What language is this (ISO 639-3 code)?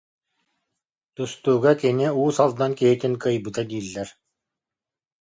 sah